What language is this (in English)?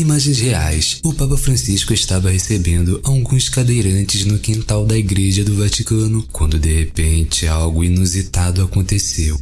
Portuguese